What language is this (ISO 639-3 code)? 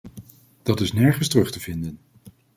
nld